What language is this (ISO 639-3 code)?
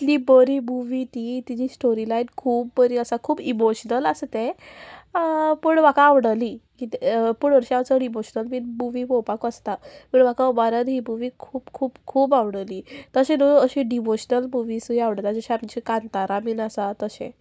kok